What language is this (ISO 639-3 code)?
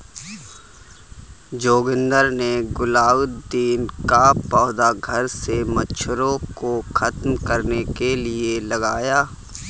hin